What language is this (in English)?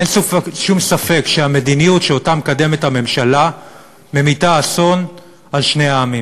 Hebrew